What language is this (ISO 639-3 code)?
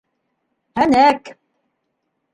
bak